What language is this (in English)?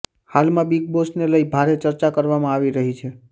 Gujarati